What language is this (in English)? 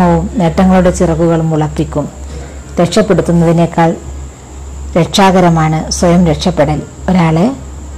Malayalam